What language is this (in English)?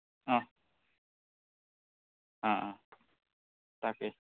Assamese